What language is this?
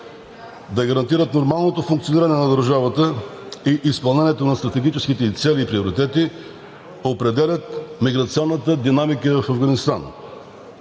Bulgarian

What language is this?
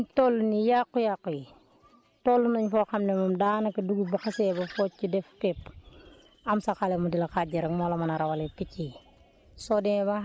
Wolof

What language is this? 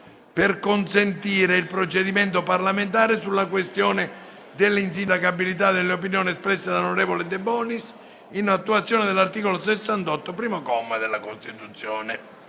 Italian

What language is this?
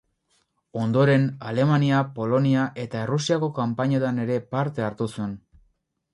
Basque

